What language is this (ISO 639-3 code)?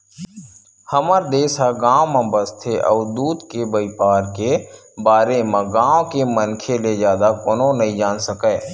hne